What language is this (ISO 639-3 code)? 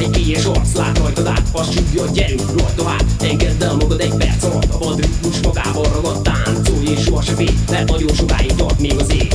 hun